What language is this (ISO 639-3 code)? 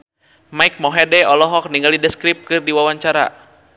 sun